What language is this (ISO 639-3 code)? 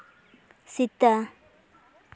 sat